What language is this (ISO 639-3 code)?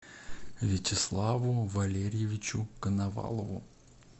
rus